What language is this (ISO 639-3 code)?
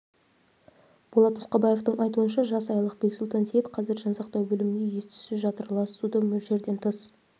kaz